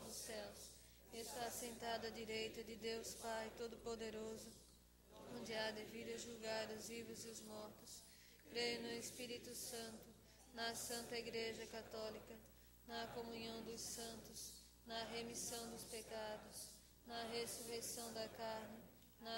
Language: Portuguese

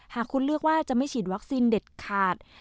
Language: Thai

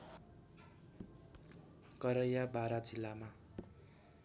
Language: Nepali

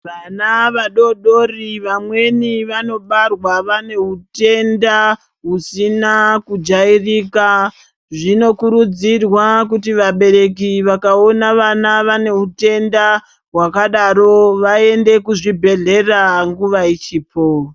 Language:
Ndau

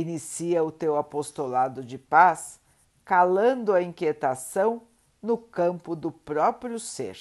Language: Portuguese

